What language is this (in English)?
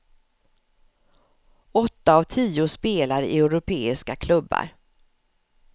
Swedish